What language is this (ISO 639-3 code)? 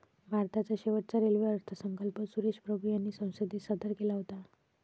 mar